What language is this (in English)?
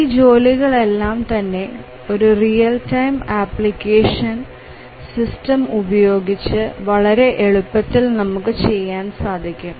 Malayalam